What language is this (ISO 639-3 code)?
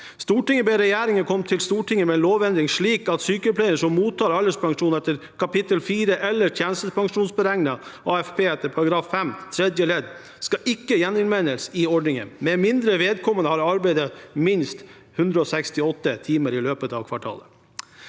nor